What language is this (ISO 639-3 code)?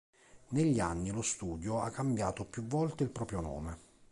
ita